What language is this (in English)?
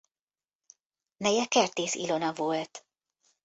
Hungarian